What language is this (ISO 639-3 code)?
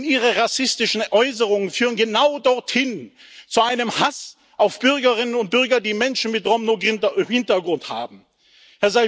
deu